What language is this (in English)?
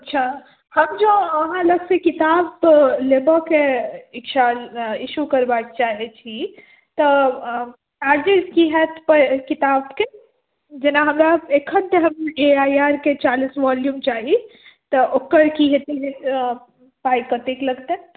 Maithili